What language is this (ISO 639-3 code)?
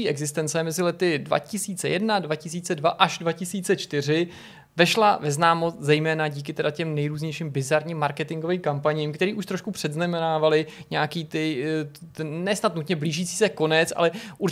ces